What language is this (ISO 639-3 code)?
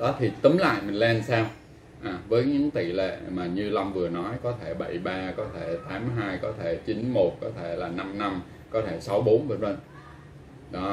vie